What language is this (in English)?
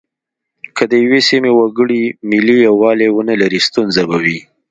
Pashto